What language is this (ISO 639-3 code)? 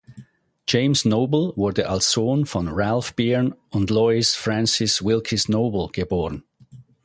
deu